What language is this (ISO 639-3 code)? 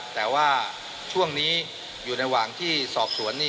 tha